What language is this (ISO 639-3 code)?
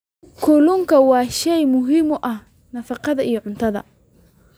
som